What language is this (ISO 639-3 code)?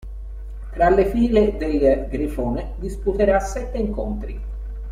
ita